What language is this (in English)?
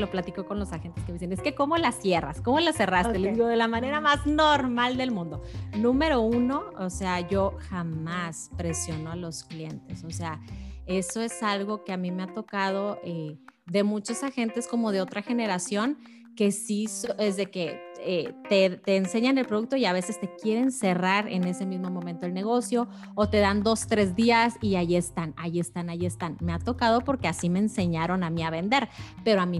Spanish